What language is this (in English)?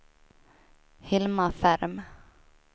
Swedish